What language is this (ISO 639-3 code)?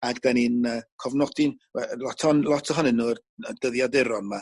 cym